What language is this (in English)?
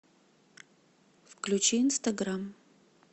Russian